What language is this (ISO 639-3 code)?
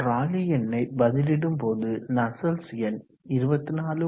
tam